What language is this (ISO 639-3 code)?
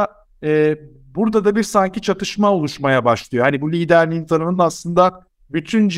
tur